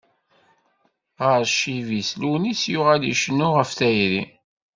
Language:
Kabyle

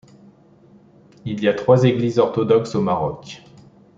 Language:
French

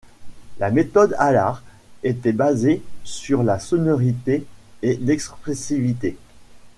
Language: French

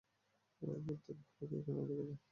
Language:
Bangla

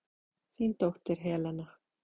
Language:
Icelandic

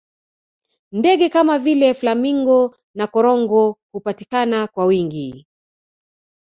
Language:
Swahili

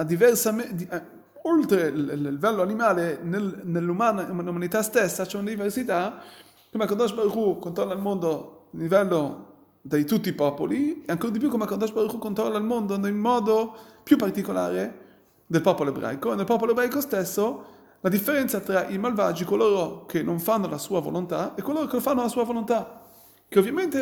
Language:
Italian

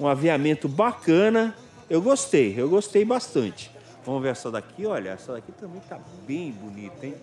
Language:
Portuguese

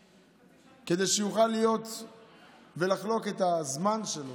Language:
Hebrew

